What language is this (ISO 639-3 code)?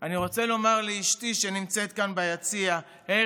heb